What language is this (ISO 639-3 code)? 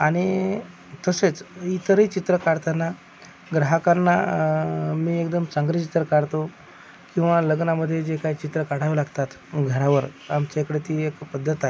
mar